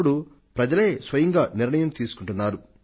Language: Telugu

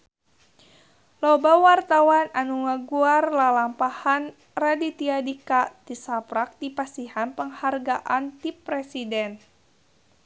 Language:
Sundanese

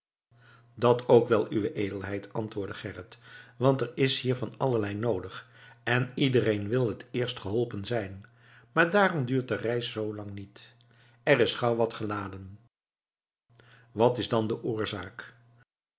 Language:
Dutch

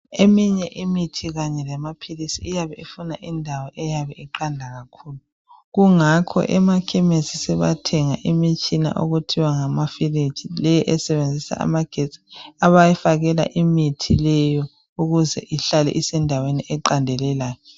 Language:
North Ndebele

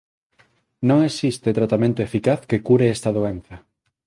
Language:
Galician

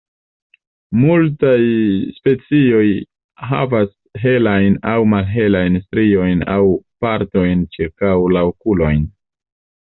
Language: Esperanto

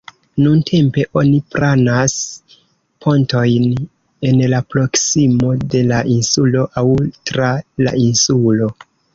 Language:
Esperanto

